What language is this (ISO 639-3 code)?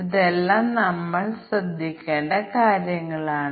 mal